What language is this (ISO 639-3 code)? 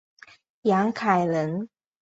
zho